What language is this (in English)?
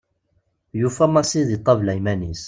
Kabyle